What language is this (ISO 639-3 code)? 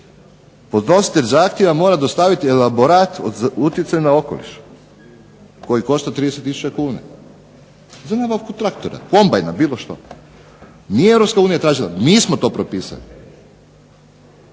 hrv